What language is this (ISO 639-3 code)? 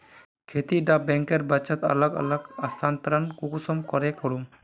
mag